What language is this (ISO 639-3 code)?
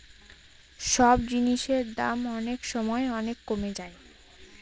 ben